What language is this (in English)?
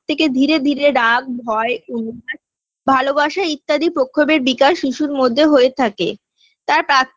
Bangla